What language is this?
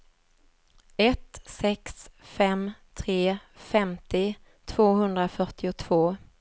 Swedish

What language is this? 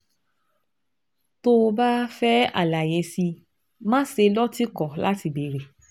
Yoruba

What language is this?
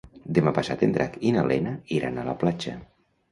Catalan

